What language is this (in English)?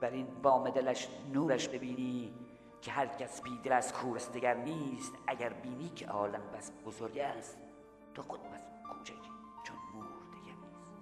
Persian